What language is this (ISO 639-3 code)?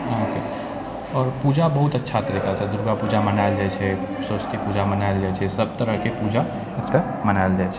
mai